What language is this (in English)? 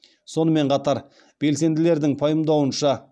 Kazakh